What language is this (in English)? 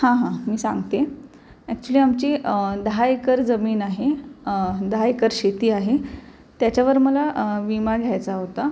Marathi